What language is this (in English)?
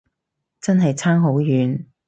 Cantonese